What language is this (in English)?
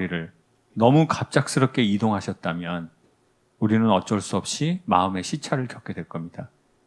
Korean